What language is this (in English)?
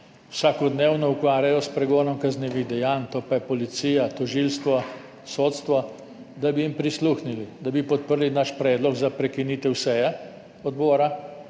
Slovenian